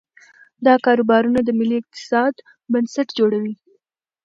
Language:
Pashto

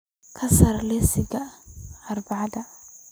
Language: Somali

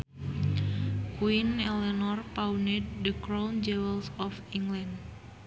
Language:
Sundanese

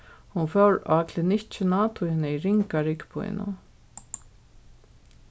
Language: Faroese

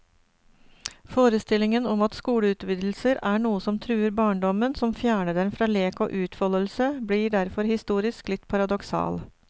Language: Norwegian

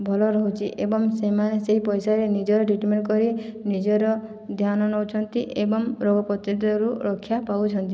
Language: Odia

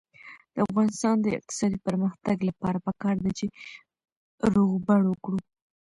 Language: Pashto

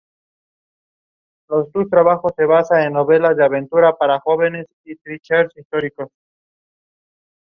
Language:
Spanish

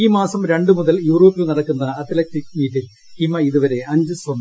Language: Malayalam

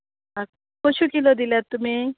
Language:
Konkani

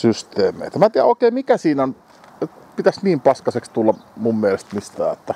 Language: Finnish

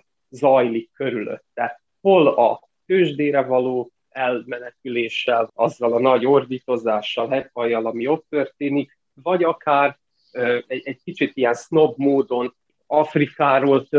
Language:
Hungarian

